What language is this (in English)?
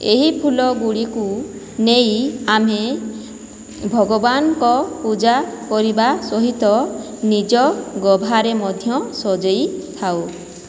Odia